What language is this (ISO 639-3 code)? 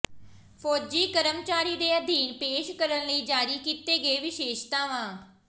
pan